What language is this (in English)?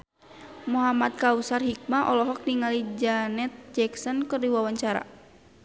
Sundanese